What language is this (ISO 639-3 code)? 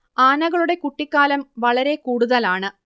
mal